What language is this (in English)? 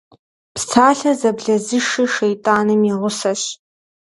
Kabardian